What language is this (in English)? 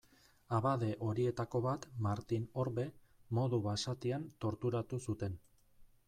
Basque